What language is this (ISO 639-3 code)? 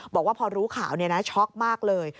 tha